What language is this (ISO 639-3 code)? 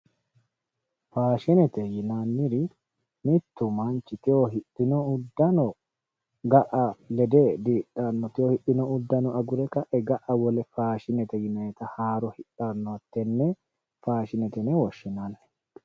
sid